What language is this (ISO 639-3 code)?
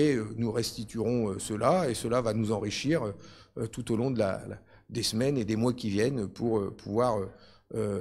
fra